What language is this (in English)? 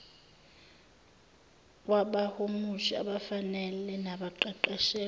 Zulu